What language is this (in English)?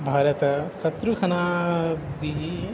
Sanskrit